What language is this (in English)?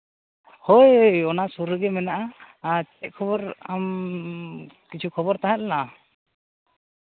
Santali